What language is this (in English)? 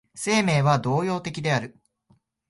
Japanese